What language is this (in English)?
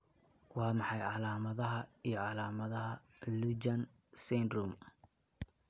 Somali